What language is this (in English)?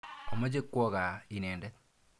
Kalenjin